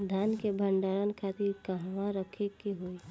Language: Bhojpuri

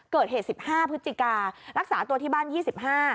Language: Thai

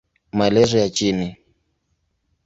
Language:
Swahili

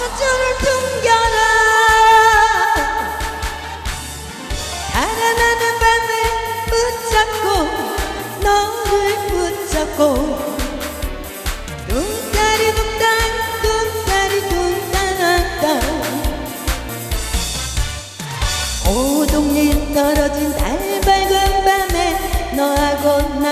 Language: Korean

